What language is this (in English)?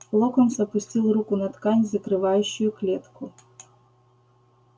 Russian